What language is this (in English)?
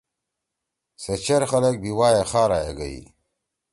Torwali